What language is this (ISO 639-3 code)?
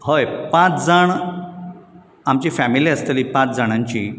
kok